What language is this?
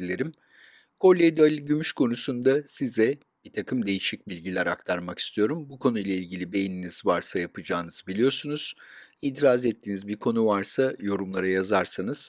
Turkish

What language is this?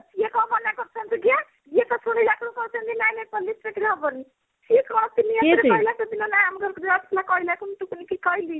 Odia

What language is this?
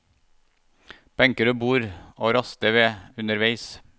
Norwegian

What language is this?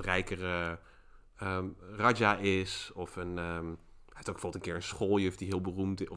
Dutch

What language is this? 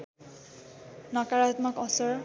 Nepali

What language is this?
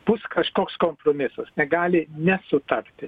Lithuanian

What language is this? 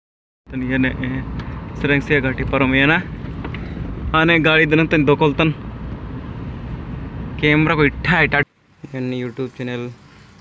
Indonesian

